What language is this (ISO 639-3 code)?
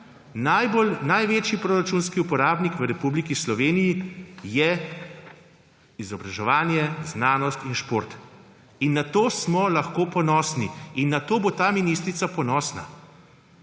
slv